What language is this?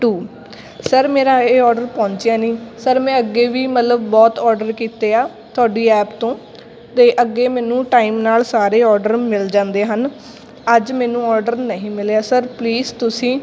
Punjabi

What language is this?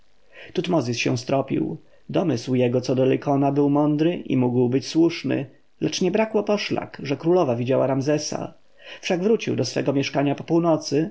Polish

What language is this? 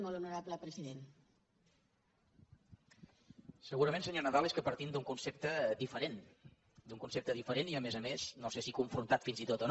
Catalan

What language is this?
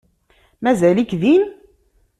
Kabyle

